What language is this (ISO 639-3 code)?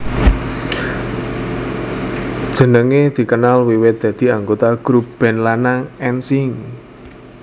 jav